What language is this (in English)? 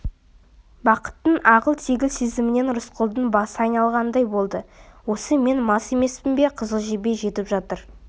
Kazakh